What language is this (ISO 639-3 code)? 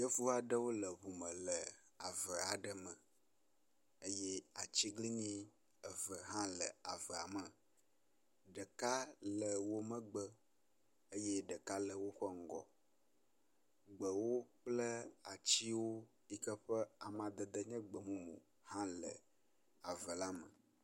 ewe